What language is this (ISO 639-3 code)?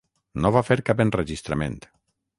cat